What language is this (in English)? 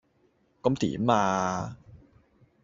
Cantonese